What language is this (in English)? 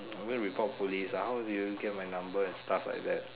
English